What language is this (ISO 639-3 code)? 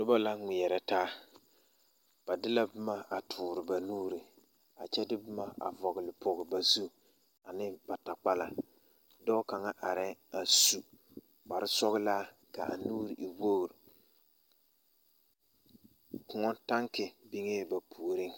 dga